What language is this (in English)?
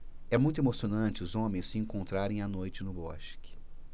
Portuguese